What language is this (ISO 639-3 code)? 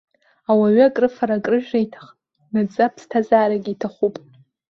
abk